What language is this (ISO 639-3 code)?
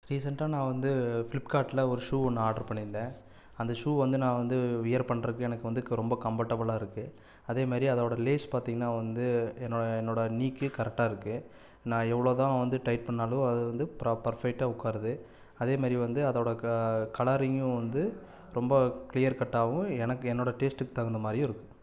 tam